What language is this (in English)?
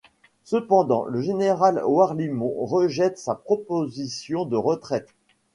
French